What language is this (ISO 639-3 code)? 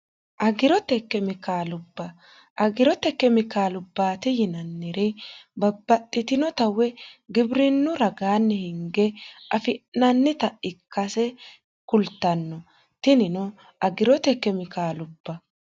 sid